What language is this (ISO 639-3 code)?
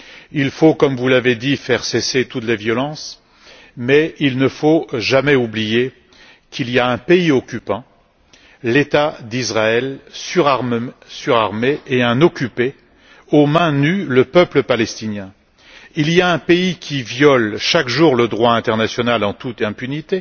fra